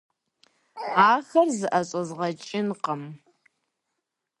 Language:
Kabardian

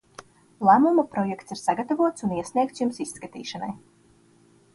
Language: Latvian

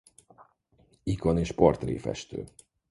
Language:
Hungarian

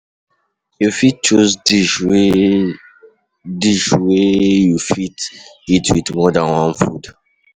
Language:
Nigerian Pidgin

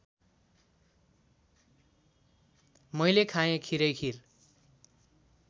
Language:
Nepali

